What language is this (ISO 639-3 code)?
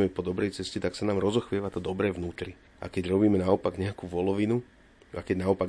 slk